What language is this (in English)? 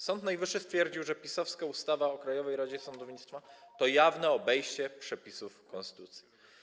Polish